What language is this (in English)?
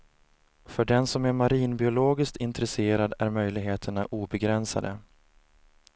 Swedish